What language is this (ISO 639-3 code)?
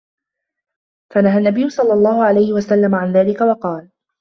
ara